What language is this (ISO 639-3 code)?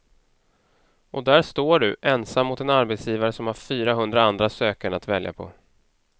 swe